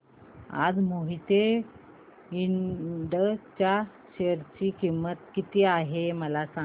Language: Marathi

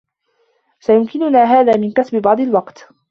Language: Arabic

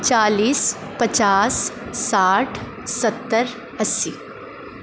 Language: Urdu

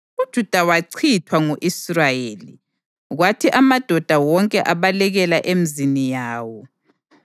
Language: North Ndebele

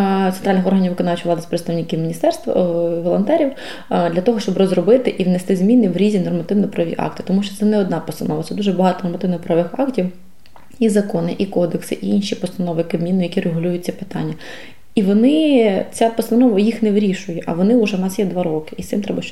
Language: Ukrainian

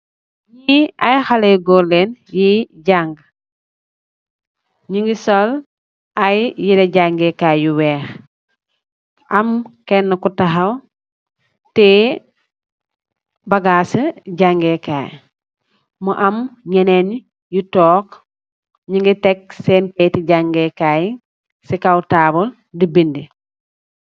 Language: Wolof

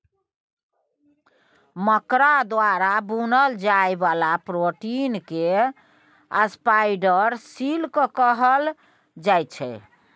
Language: Maithili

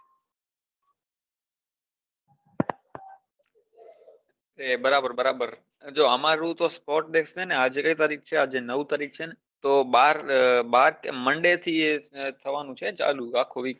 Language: Gujarati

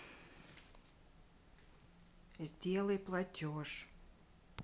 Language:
Russian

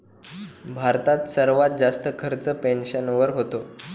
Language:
Marathi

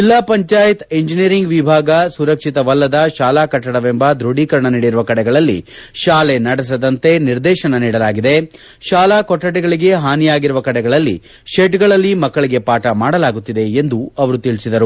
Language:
Kannada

